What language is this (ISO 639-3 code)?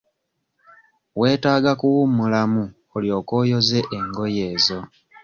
lug